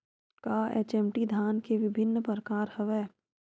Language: Chhattisgarhi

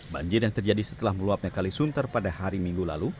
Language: Indonesian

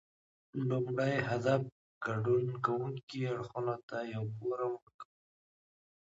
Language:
Pashto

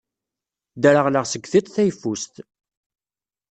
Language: Kabyle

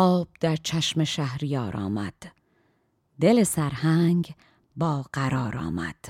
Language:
Persian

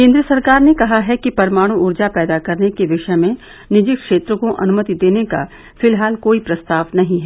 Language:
Hindi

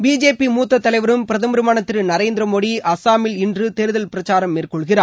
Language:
Tamil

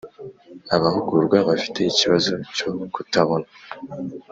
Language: Kinyarwanda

